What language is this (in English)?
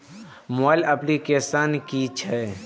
Maithili